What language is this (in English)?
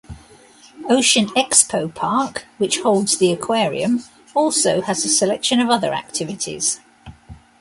English